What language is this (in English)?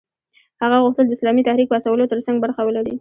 Pashto